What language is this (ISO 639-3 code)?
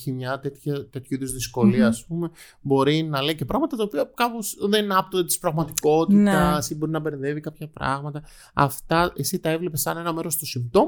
ell